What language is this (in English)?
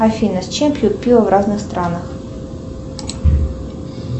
Russian